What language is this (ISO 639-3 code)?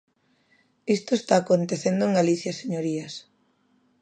glg